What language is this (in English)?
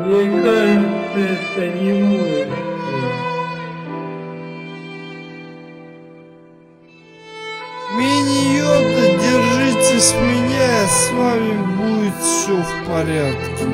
Russian